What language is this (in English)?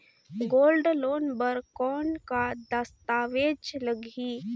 Chhattisgarhi